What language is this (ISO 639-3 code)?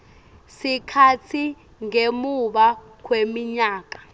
ssw